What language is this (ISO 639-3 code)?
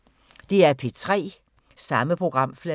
dan